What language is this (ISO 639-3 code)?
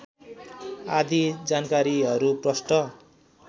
nep